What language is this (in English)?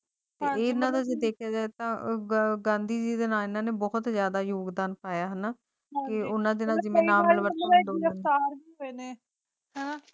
Punjabi